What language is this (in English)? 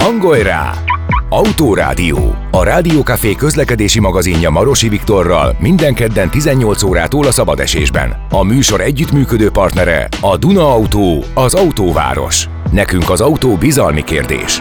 Hungarian